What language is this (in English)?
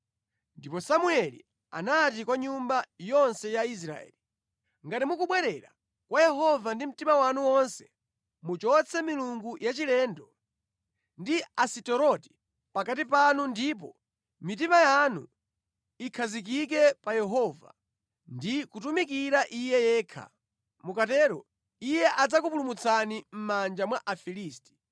Nyanja